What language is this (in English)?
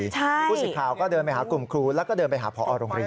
Thai